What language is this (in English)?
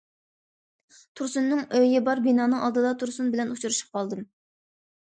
Uyghur